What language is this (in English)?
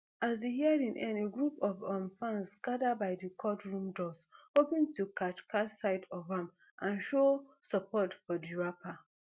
Nigerian Pidgin